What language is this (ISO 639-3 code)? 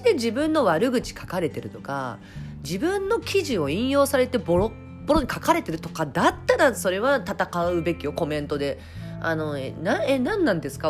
jpn